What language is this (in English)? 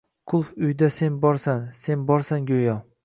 Uzbek